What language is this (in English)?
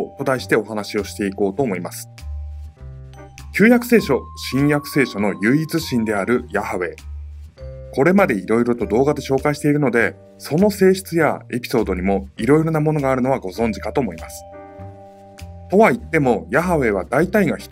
Japanese